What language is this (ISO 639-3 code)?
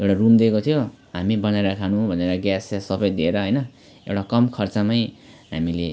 nep